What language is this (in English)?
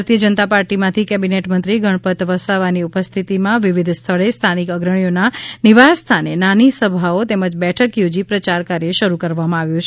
Gujarati